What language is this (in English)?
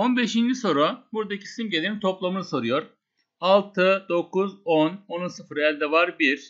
Turkish